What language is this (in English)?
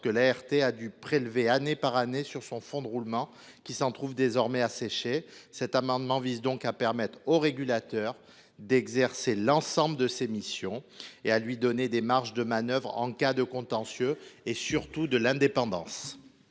French